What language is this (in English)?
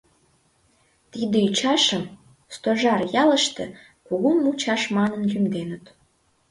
Mari